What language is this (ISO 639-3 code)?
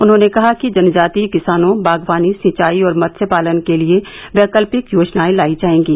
hin